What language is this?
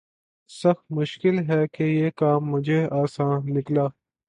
Urdu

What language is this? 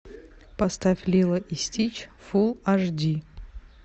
Russian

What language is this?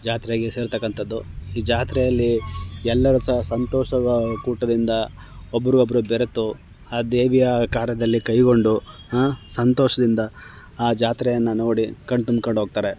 Kannada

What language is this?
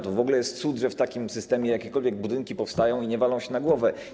Polish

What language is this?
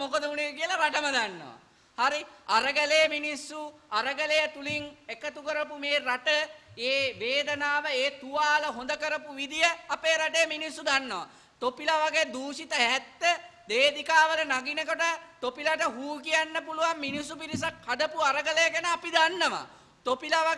Indonesian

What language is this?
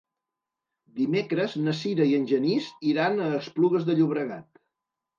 Catalan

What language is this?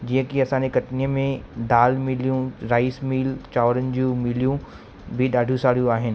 Sindhi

